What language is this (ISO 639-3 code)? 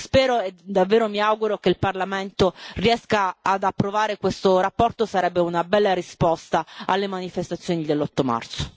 ita